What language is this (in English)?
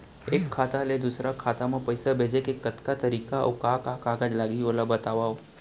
Chhattisgarhi